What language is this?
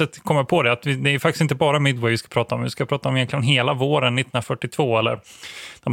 Swedish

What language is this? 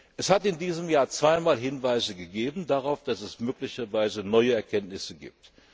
German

